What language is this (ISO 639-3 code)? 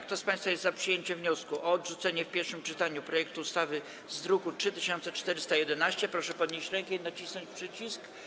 pol